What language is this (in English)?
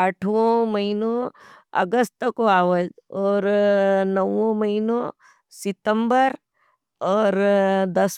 Nimadi